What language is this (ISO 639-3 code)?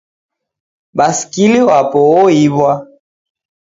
dav